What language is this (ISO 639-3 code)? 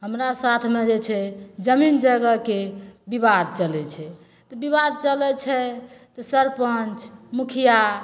mai